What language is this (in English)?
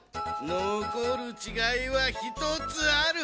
Japanese